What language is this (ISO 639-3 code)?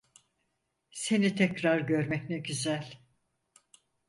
tur